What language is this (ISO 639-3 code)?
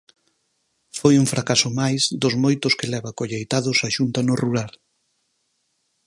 glg